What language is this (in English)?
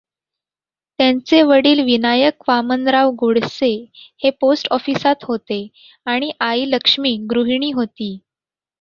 Marathi